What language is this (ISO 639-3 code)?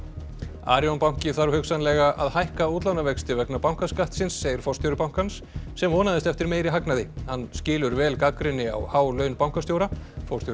isl